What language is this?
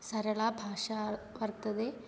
Sanskrit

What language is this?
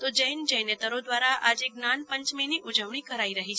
Gujarati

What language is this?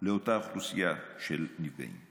Hebrew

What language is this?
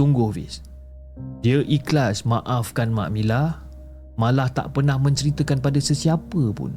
Malay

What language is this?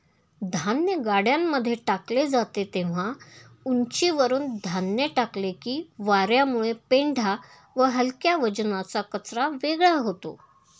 Marathi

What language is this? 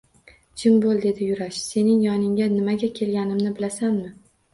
Uzbek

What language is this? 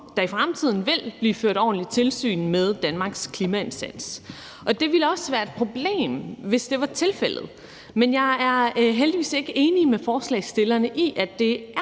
Danish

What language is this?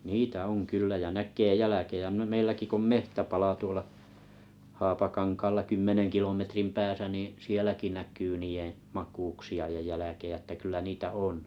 Finnish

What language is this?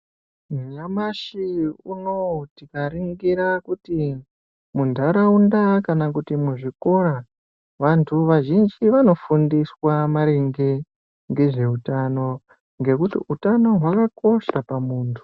Ndau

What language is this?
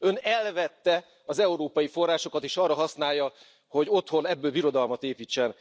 Hungarian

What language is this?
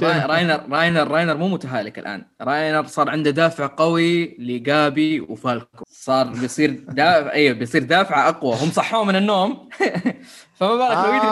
Arabic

